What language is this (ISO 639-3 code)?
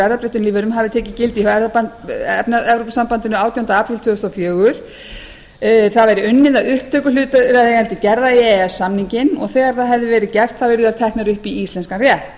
isl